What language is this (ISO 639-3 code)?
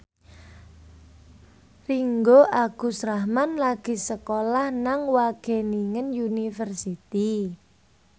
jav